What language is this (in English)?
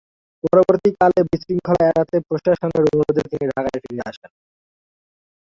Bangla